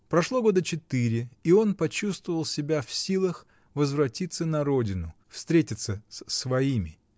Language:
Russian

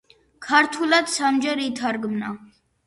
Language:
Georgian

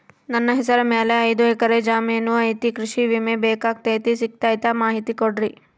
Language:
Kannada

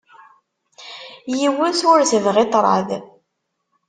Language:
Kabyle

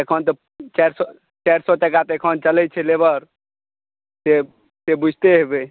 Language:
Maithili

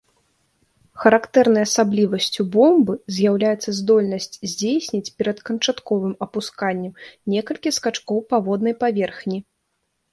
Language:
Belarusian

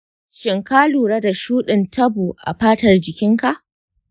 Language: Hausa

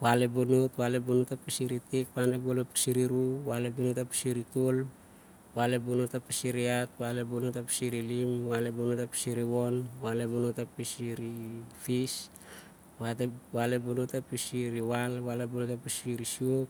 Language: Siar-Lak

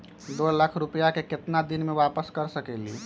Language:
Magahi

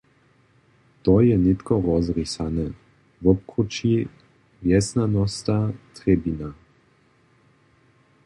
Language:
Upper Sorbian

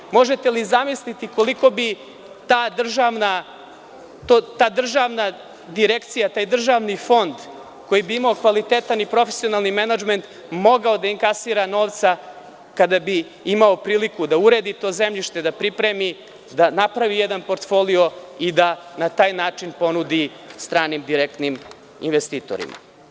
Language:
Serbian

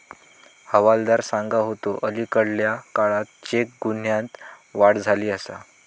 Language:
Marathi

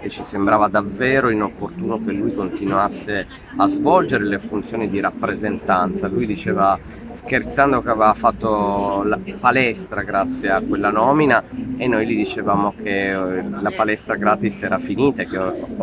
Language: Italian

